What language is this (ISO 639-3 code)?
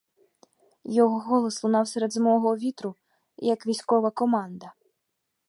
ukr